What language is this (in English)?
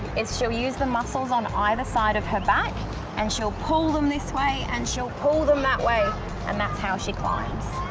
English